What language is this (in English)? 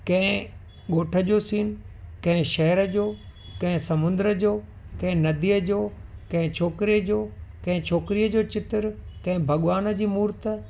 Sindhi